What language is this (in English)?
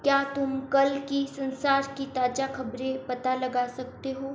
Hindi